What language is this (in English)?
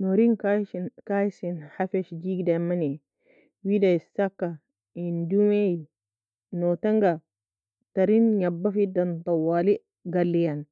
Nobiin